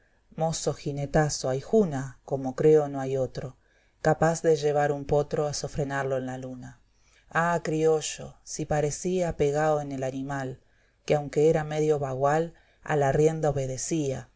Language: Spanish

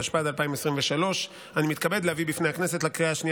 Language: Hebrew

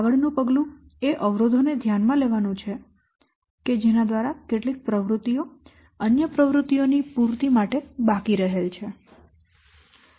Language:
Gujarati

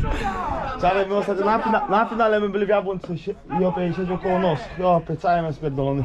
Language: Polish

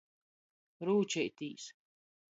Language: Latgalian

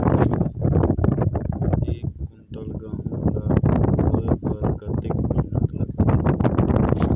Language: Chhattisgarhi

